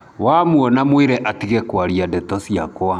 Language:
Kikuyu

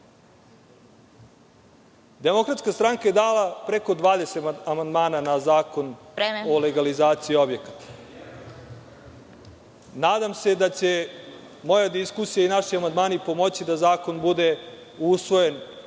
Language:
Serbian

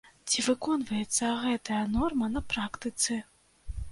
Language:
Belarusian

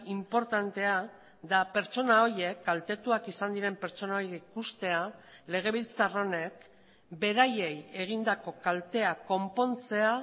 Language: Basque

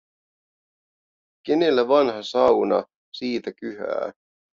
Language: Finnish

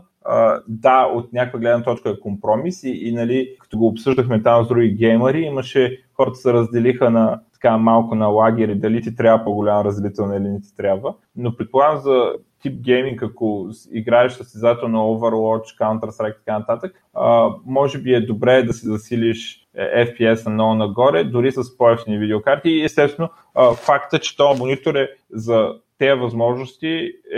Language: Bulgarian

